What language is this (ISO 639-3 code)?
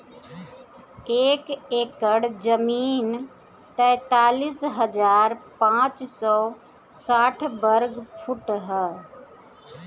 bho